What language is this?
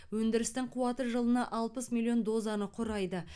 Kazakh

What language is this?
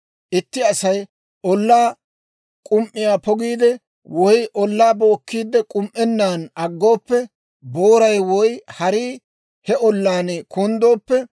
Dawro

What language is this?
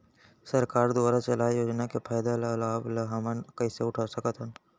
Chhattisgarhi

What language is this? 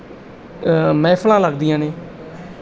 Punjabi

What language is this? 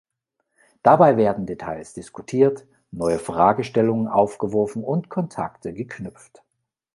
German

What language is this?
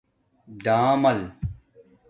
Domaaki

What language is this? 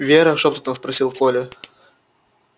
Russian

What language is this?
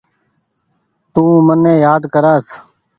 Goaria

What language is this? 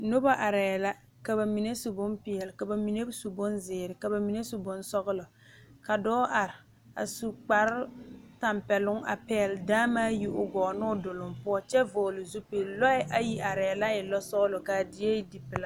Southern Dagaare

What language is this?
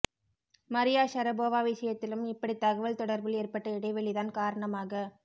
Tamil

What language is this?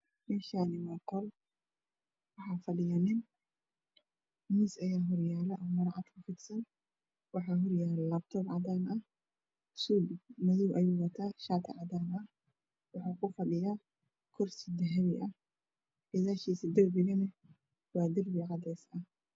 Somali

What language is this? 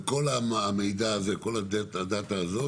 Hebrew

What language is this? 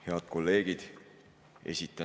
Estonian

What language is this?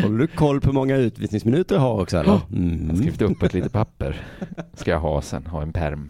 Swedish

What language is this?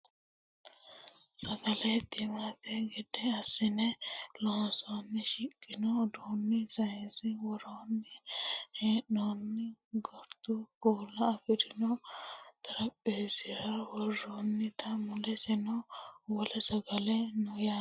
Sidamo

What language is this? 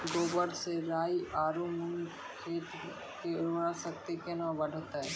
Maithili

